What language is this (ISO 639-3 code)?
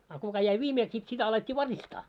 fin